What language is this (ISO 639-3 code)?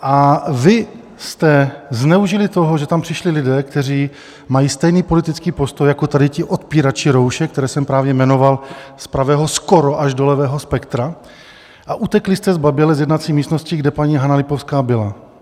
ces